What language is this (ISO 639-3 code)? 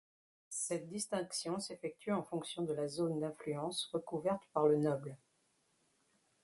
fra